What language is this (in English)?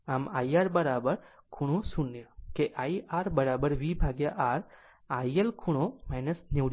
Gujarati